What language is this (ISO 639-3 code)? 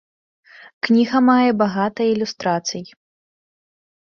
bel